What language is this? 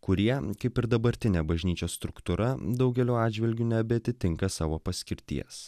Lithuanian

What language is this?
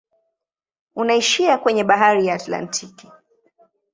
Swahili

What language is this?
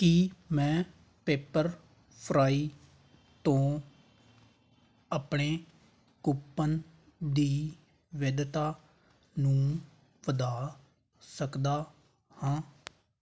Punjabi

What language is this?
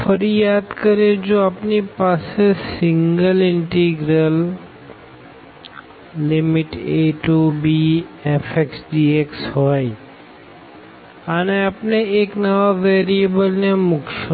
Gujarati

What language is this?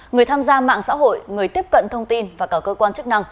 Vietnamese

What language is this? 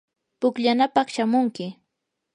Yanahuanca Pasco Quechua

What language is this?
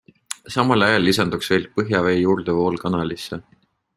Estonian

